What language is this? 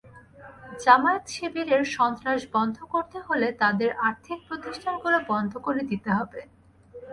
Bangla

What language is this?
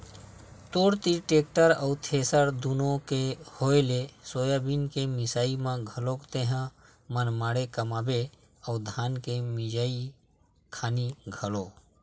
Chhattisgarhi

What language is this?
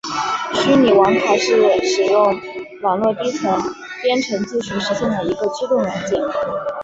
Chinese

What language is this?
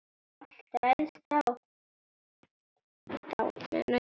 Icelandic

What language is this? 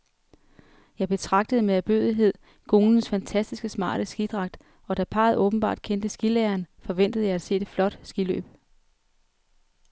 Danish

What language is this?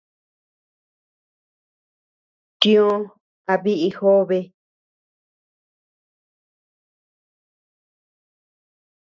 Tepeuxila Cuicatec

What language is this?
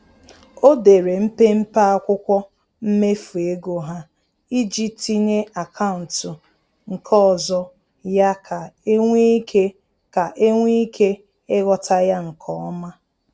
Igbo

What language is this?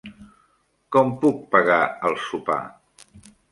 Catalan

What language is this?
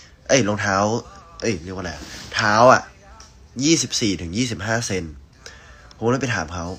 Thai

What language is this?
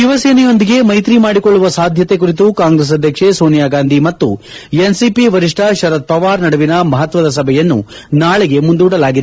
Kannada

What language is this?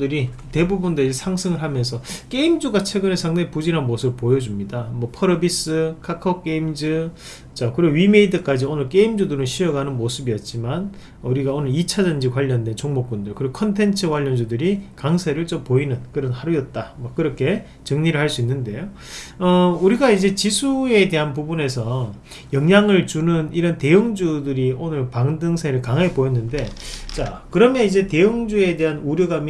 Korean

